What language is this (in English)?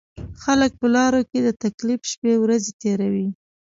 Pashto